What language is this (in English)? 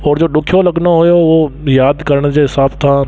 Sindhi